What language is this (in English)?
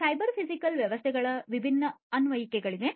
Kannada